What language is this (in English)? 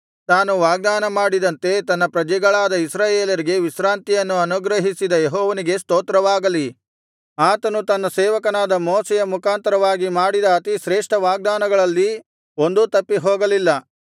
Kannada